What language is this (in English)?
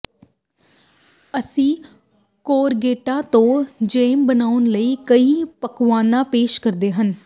Punjabi